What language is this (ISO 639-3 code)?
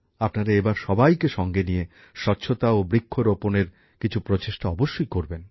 ben